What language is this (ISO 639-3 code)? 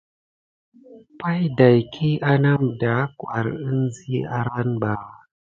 gid